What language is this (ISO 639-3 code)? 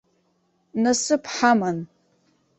abk